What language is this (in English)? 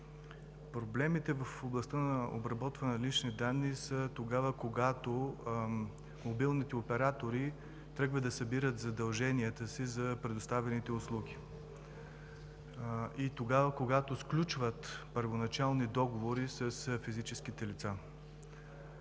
Bulgarian